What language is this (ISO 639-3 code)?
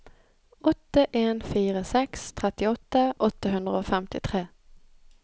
nor